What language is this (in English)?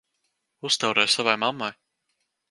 Latvian